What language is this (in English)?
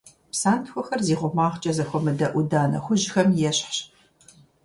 Kabardian